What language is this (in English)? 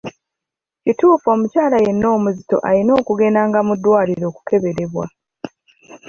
Ganda